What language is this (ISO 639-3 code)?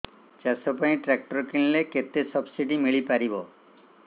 ori